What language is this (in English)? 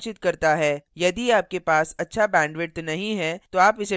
Hindi